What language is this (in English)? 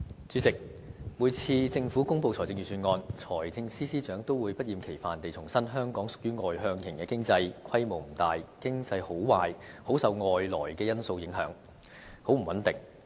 Cantonese